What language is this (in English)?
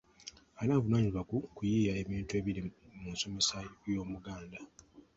Ganda